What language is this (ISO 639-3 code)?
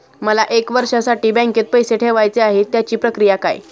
mar